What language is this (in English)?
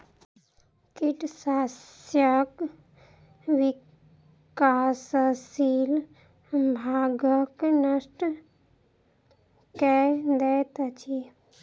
Maithili